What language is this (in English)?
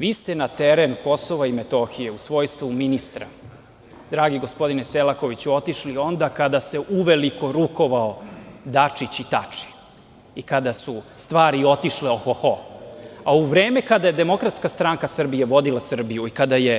Serbian